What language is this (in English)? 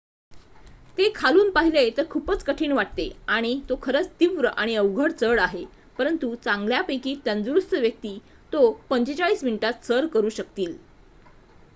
Marathi